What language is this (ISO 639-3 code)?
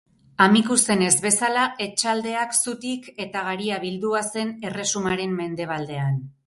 eus